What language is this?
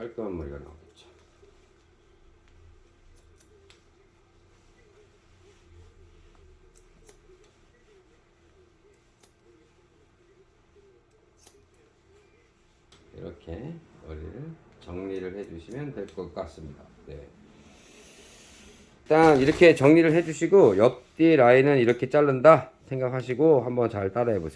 Korean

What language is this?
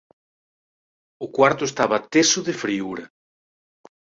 Galician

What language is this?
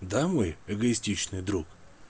Russian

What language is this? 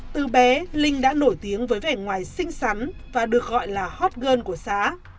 Vietnamese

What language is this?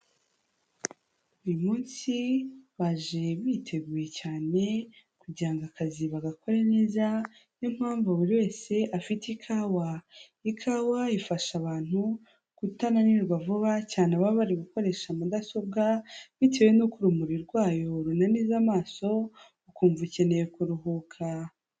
Kinyarwanda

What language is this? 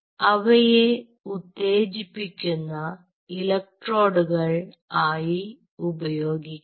Malayalam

